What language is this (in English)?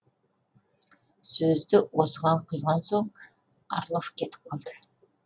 Kazakh